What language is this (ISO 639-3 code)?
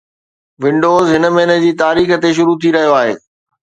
snd